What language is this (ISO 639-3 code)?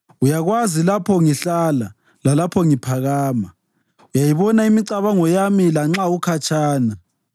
nde